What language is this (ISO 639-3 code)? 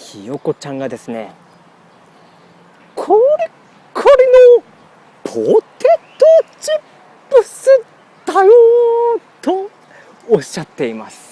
jpn